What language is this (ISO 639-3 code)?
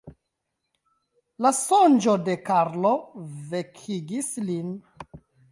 epo